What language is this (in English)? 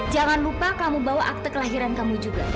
Indonesian